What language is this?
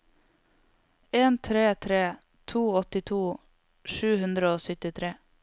Norwegian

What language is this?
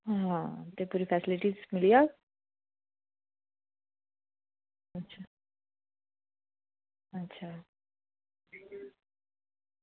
Dogri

